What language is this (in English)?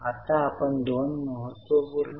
Marathi